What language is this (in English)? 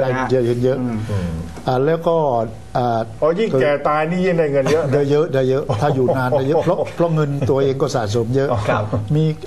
Thai